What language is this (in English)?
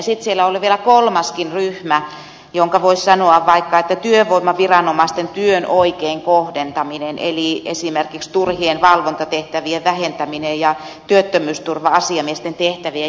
Finnish